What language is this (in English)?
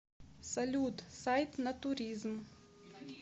Russian